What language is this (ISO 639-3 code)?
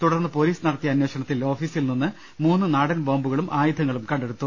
mal